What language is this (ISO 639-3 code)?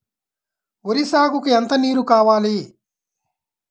tel